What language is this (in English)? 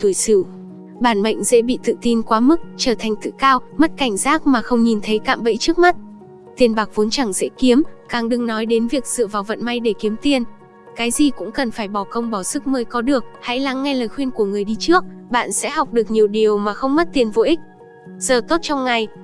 Vietnamese